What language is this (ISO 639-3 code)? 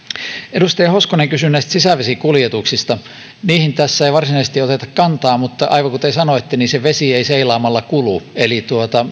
fin